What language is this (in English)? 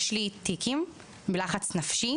Hebrew